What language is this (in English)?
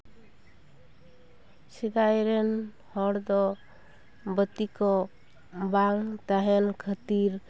Santali